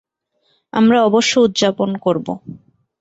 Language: Bangla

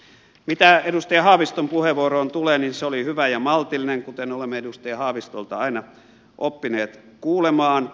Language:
Finnish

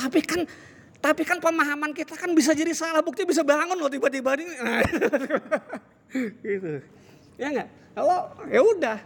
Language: Indonesian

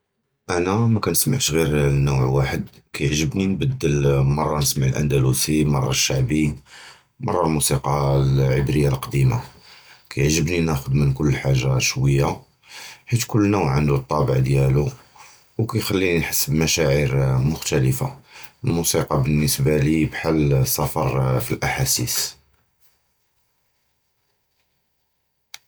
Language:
Judeo-Arabic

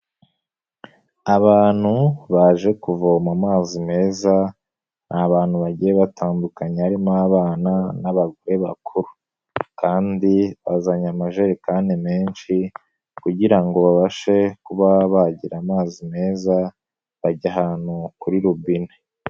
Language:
Kinyarwanda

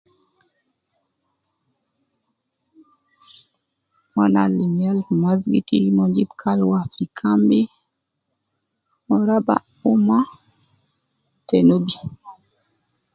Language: Nubi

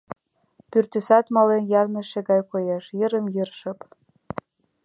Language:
Mari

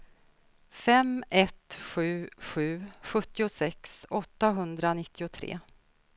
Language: Swedish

